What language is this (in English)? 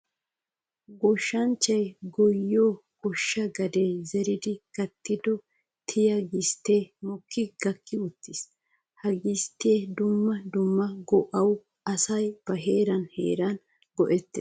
Wolaytta